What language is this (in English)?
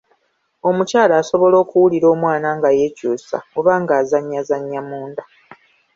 Ganda